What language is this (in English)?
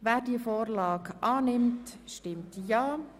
Swiss German